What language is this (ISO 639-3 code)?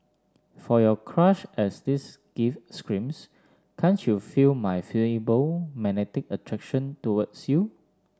eng